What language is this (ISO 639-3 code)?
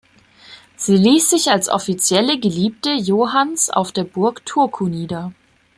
deu